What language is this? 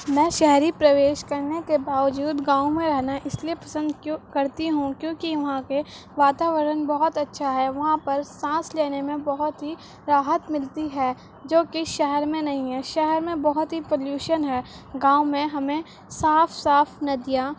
Urdu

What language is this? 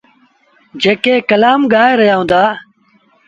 Sindhi Bhil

